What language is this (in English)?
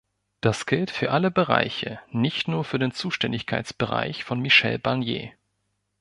German